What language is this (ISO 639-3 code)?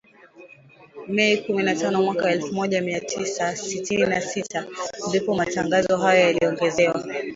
swa